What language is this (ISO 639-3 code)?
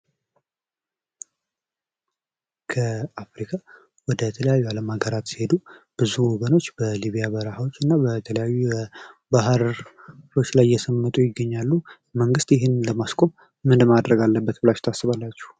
amh